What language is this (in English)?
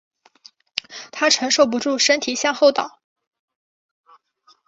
Chinese